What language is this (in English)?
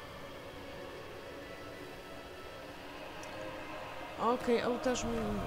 Polish